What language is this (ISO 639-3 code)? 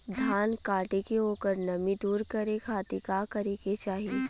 bho